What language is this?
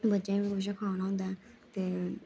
Dogri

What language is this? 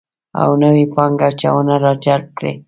Pashto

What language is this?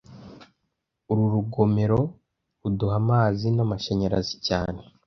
Kinyarwanda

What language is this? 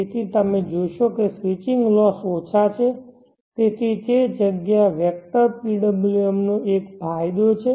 Gujarati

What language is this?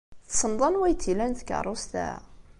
Kabyle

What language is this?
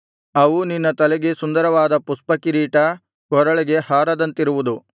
Kannada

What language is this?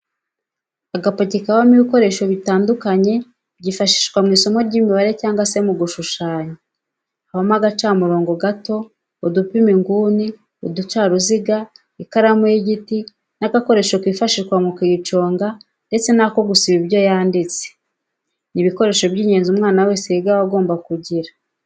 Kinyarwanda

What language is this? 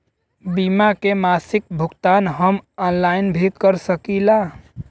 Bhojpuri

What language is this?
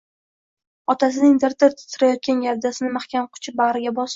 Uzbek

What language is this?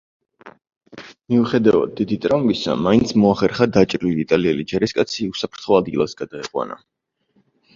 Georgian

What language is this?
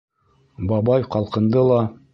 Bashkir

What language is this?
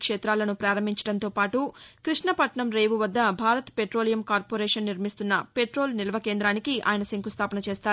Telugu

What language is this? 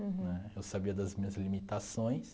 Portuguese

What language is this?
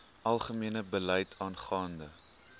Afrikaans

